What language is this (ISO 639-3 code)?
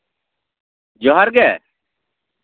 sat